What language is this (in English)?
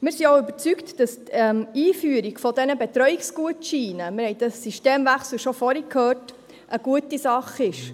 Swiss German